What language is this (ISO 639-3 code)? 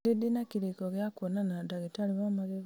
kik